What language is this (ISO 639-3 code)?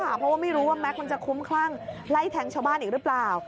tha